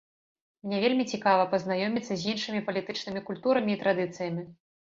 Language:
Belarusian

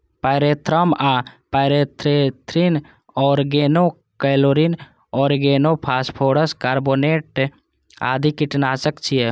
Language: Maithili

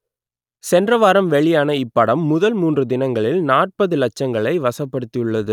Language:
Tamil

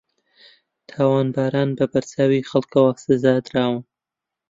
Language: Central Kurdish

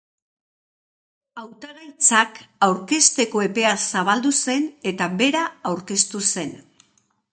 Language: Basque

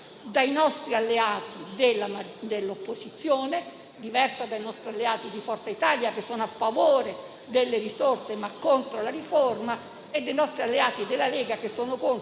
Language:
Italian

